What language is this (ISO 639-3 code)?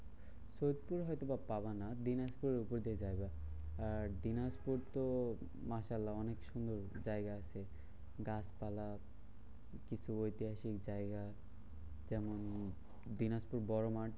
ben